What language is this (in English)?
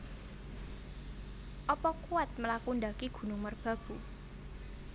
Javanese